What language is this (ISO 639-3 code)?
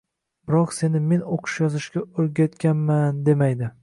uzb